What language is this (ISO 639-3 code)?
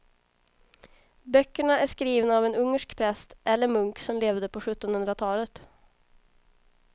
swe